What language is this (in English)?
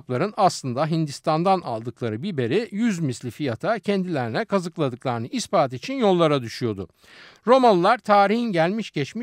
Turkish